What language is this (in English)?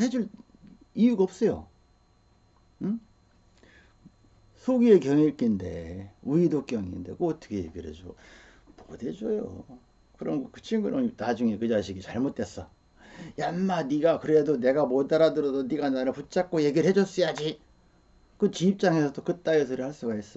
Korean